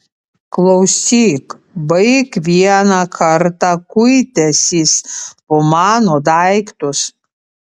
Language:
Lithuanian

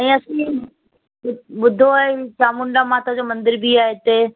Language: Sindhi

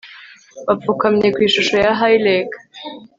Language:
Kinyarwanda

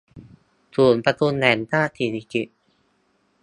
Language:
Thai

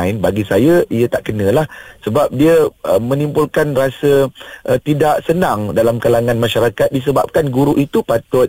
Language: Malay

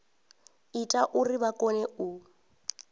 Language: Venda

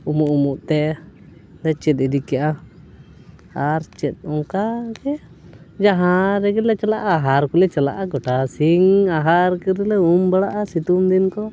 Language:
Santali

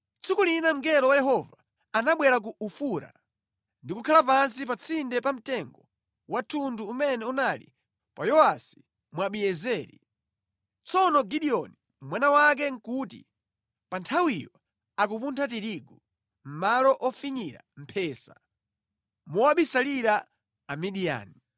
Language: Nyanja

